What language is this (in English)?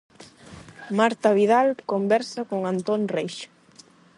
Galician